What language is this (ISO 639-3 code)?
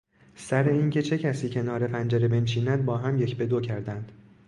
fas